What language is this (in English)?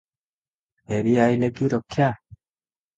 Odia